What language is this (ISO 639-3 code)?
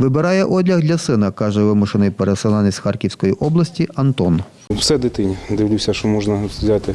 ukr